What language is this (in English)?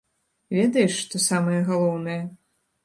Belarusian